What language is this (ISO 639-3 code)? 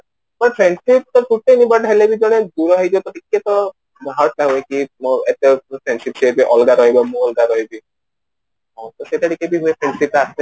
ori